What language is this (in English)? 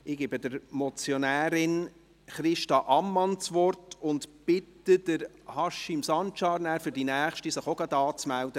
Swiss German